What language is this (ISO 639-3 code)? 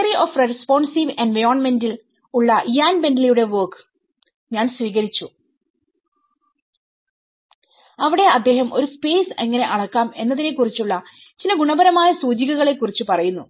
mal